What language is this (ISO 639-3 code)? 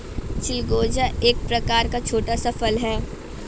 hin